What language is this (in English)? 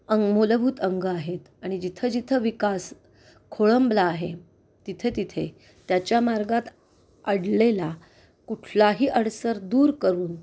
Marathi